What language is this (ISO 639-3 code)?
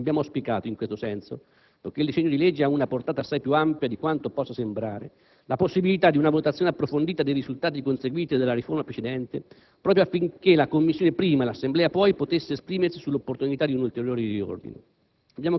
ita